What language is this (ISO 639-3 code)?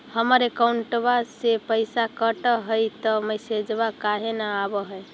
mag